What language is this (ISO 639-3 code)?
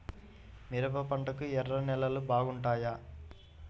tel